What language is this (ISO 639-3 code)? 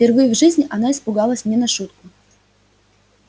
rus